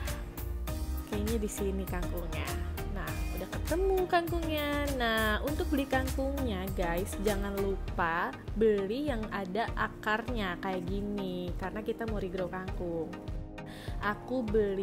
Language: Indonesian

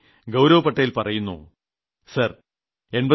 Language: Malayalam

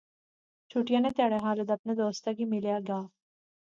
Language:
Pahari-Potwari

